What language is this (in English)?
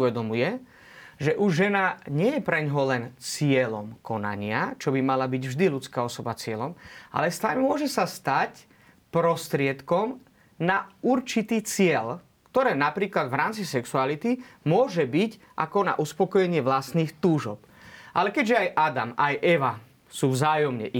Slovak